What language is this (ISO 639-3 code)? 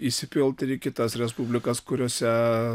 lit